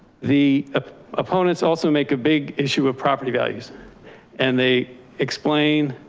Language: English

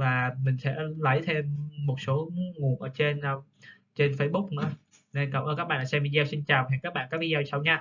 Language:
Vietnamese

